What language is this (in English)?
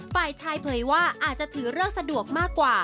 Thai